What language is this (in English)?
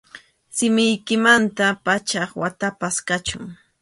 Arequipa-La Unión Quechua